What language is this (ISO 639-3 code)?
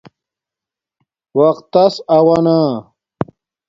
dmk